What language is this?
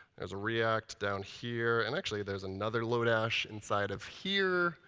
English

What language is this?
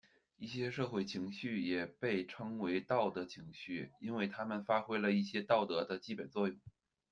Chinese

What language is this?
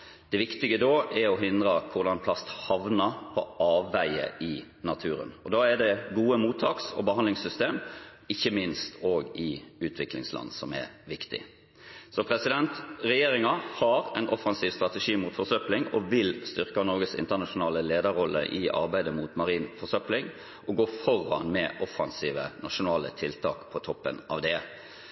Norwegian Bokmål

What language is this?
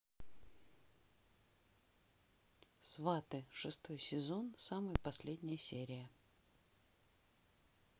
Russian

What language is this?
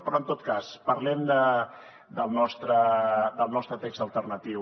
Catalan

